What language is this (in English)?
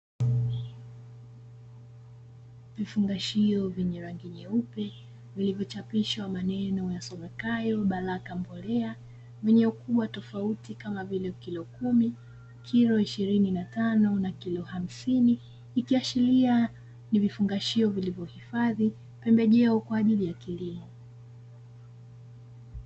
Swahili